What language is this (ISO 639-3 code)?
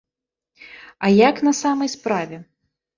bel